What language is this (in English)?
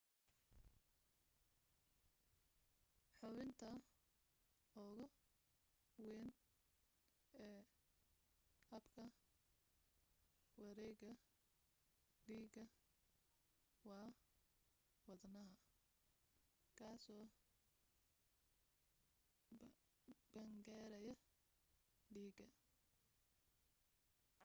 Somali